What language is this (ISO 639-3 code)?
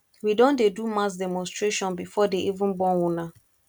pcm